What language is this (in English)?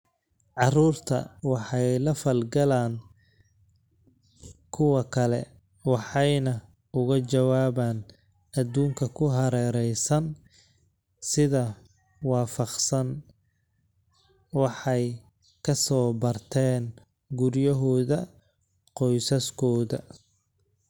Somali